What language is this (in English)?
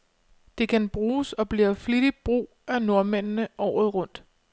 Danish